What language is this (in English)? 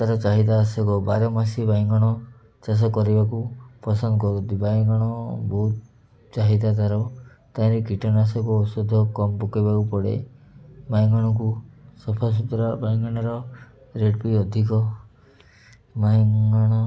Odia